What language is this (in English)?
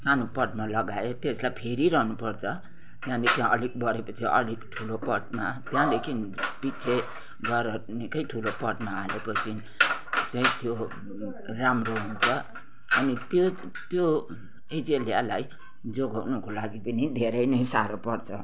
Nepali